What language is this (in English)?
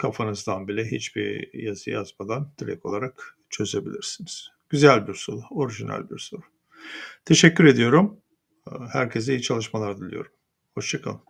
Turkish